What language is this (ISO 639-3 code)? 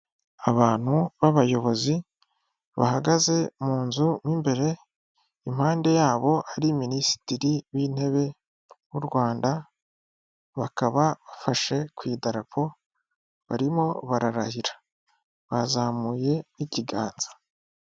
kin